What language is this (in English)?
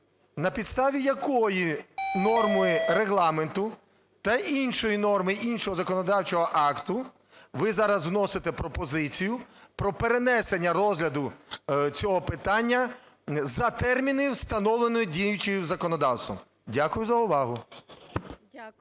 Ukrainian